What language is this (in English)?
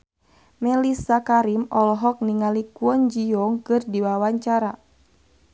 Sundanese